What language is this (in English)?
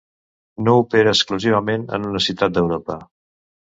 Catalan